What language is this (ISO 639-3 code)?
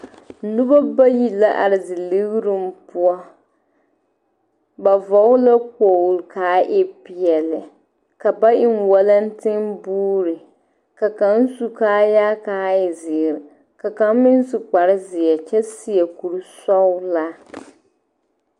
dga